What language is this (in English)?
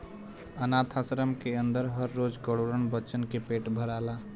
Bhojpuri